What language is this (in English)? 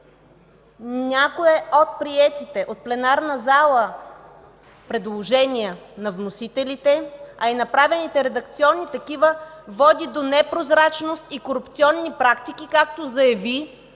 Bulgarian